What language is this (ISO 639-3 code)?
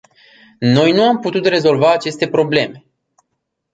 ron